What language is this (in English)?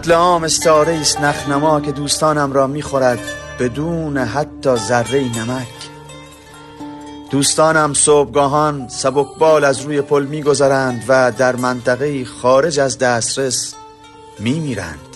Persian